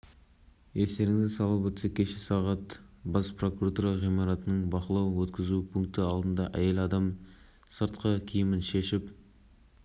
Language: Kazakh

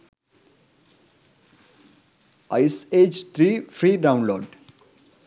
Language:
Sinhala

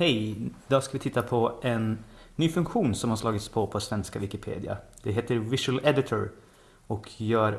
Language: Swedish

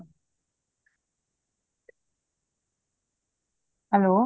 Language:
Punjabi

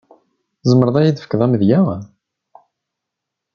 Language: Kabyle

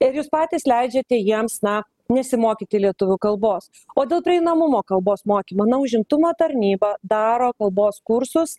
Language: Lithuanian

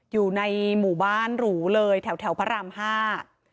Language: Thai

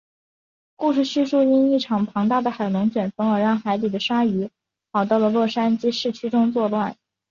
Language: Chinese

